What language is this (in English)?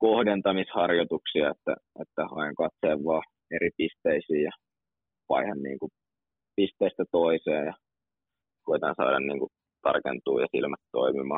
Finnish